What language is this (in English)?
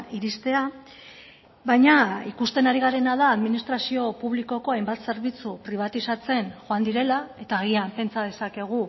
Basque